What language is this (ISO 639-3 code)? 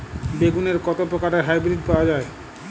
ben